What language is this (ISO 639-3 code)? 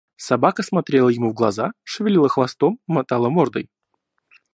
rus